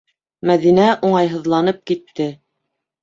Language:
Bashkir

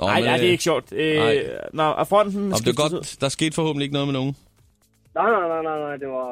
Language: Danish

